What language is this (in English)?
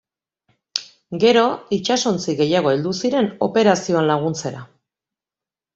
Basque